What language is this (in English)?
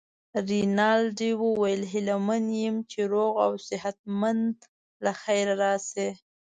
Pashto